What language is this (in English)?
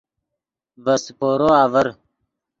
Yidgha